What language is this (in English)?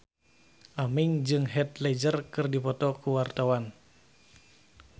Sundanese